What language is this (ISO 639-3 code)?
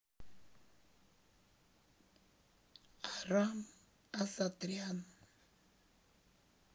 rus